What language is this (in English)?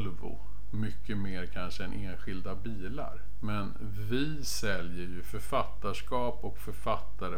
Swedish